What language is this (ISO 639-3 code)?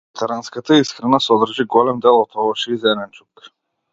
mkd